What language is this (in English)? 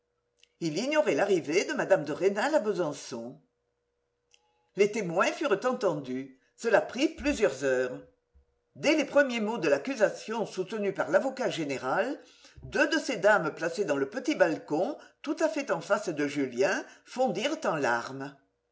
French